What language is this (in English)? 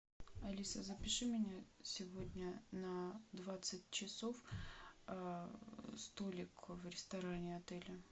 Russian